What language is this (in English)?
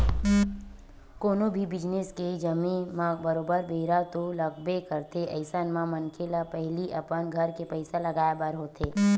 Chhattisgarhi